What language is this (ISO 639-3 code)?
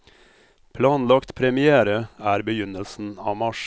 nor